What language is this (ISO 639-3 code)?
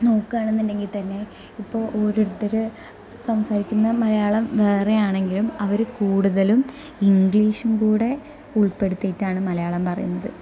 mal